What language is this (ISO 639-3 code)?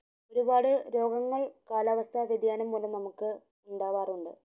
mal